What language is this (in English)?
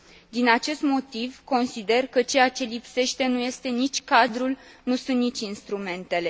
Romanian